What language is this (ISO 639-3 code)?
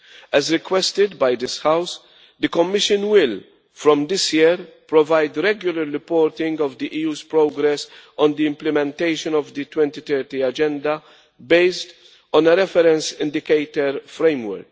eng